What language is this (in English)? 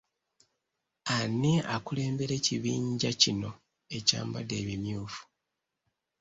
Ganda